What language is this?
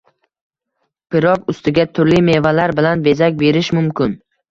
Uzbek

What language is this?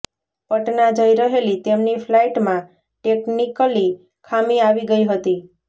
Gujarati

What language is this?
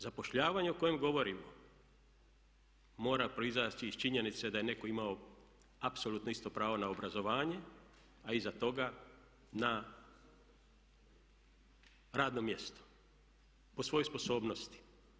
Croatian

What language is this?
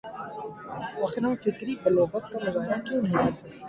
Urdu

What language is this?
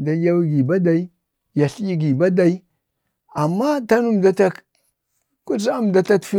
Bade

